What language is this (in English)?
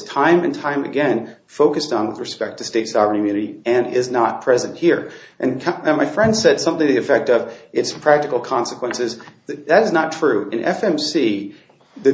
English